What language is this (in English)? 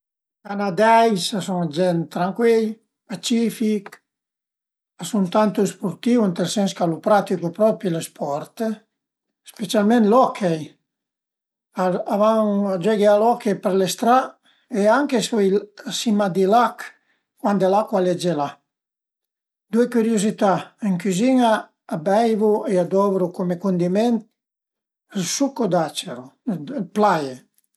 Piedmontese